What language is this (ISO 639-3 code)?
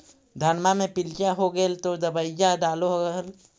mag